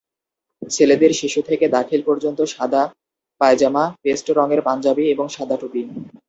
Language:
Bangla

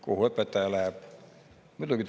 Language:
Estonian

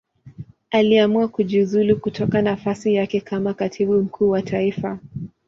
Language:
Swahili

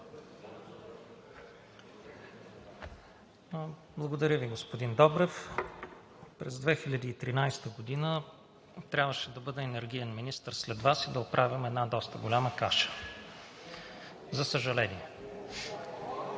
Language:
Bulgarian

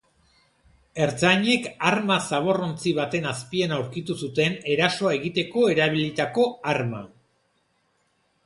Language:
Basque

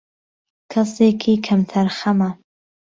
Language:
Central Kurdish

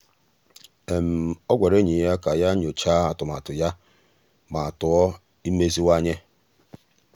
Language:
Igbo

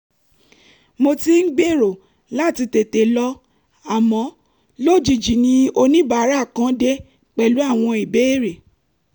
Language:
Yoruba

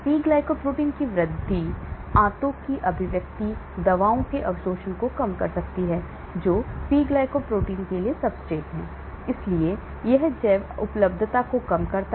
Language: Hindi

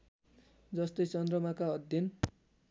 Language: Nepali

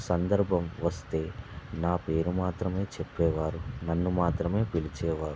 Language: Telugu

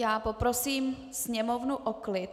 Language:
Czech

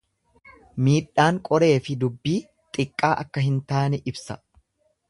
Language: Oromo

